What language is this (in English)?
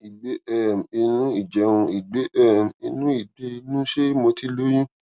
Yoruba